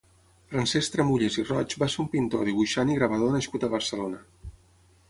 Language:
Catalan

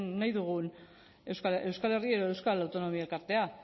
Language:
Basque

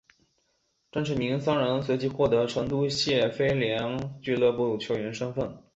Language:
Chinese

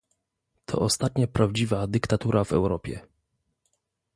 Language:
Polish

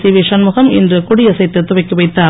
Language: Tamil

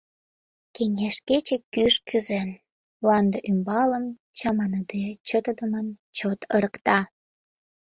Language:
Mari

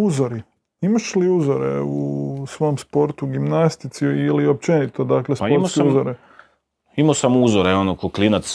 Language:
Croatian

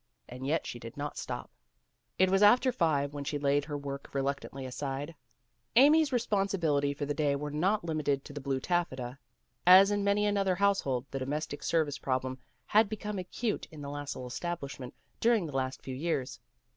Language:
English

